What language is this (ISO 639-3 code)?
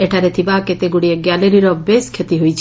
ori